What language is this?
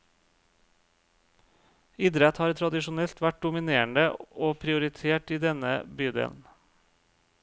Norwegian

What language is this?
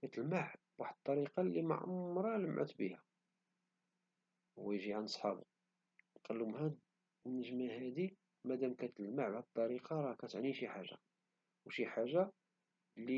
Moroccan Arabic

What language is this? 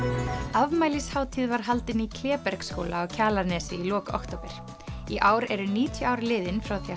Icelandic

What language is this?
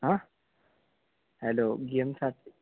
Marathi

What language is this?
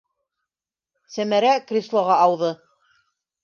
Bashkir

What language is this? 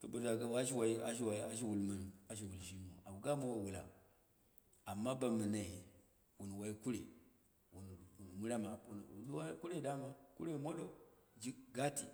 Dera (Nigeria)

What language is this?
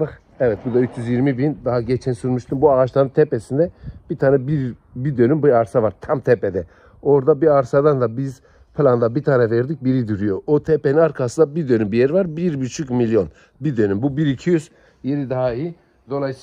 Turkish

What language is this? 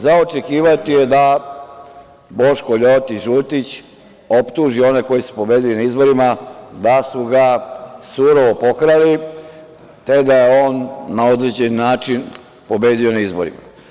Serbian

